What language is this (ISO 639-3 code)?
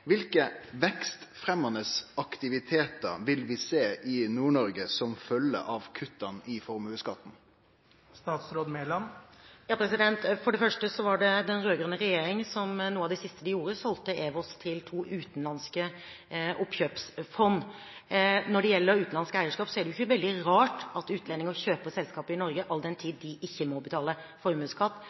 nor